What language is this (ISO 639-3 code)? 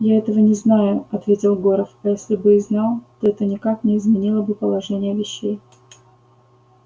rus